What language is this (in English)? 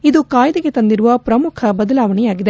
Kannada